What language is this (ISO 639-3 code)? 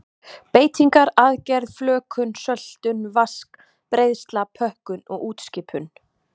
isl